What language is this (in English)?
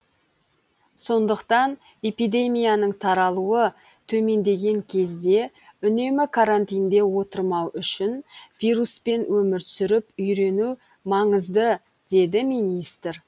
Kazakh